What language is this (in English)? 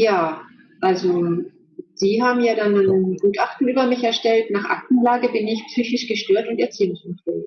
German